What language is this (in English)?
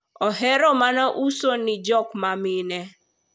Luo (Kenya and Tanzania)